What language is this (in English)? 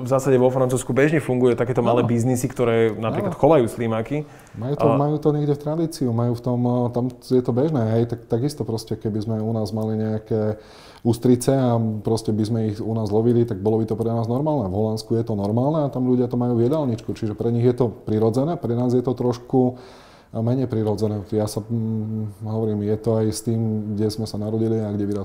Slovak